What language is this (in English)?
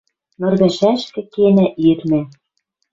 Western Mari